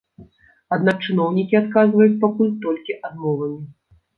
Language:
Belarusian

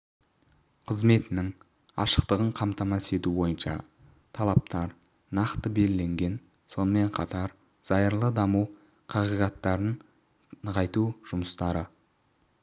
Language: Kazakh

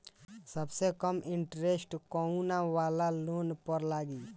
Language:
Bhojpuri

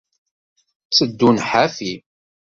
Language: Kabyle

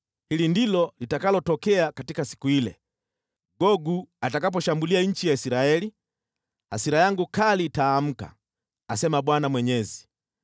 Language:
Swahili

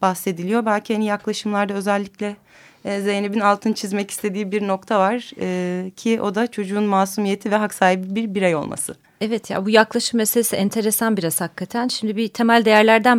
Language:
Turkish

